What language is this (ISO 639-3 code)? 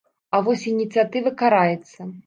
bel